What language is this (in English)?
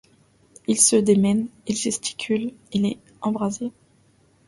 French